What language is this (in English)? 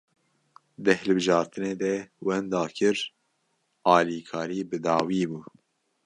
Kurdish